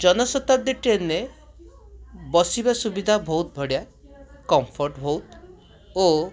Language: Odia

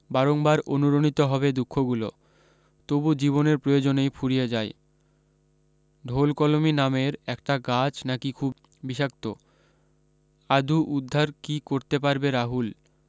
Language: Bangla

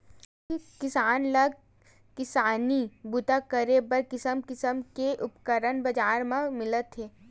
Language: Chhattisgarhi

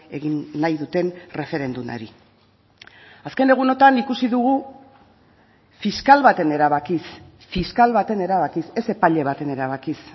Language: Basque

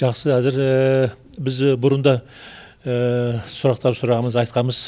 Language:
Kazakh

